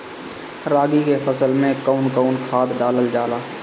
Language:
Bhojpuri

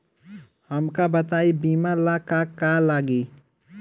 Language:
Bhojpuri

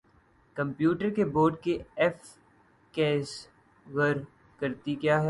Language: Urdu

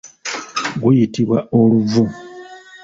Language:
Ganda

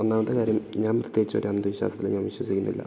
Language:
Malayalam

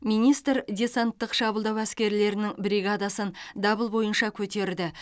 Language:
Kazakh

